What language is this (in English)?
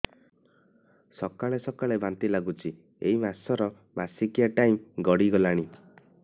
Odia